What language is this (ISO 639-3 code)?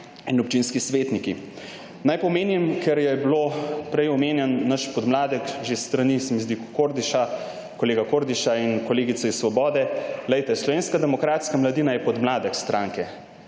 slv